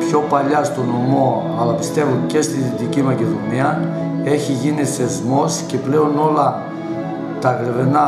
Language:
Greek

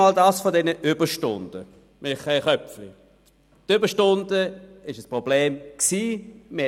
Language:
Swiss German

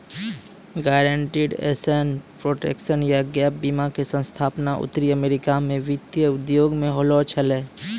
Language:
Maithili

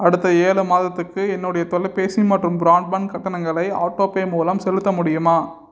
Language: Tamil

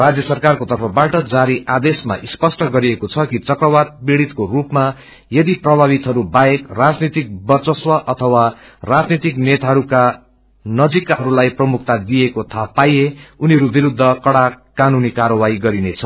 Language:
Nepali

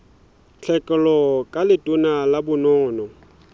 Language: Southern Sotho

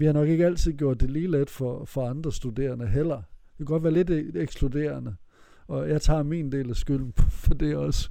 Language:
Danish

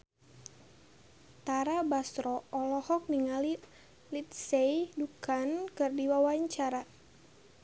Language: Sundanese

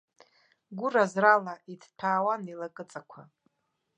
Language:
Abkhazian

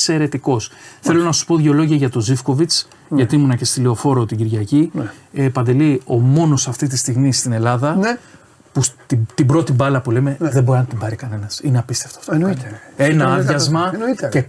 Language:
Greek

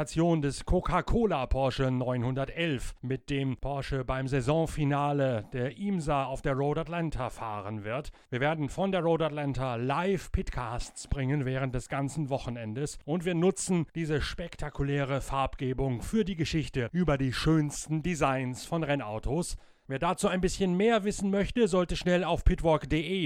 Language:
German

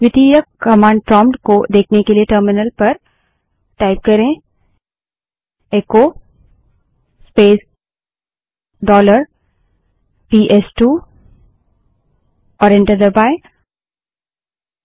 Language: Hindi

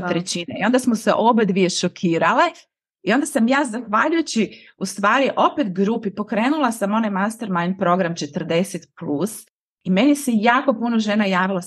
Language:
Croatian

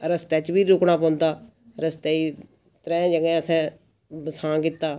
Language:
Dogri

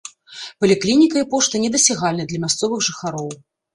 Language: Belarusian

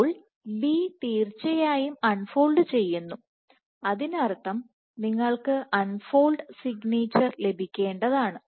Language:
Malayalam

